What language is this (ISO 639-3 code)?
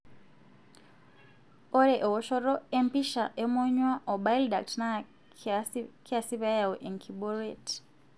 mas